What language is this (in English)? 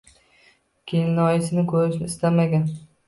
Uzbek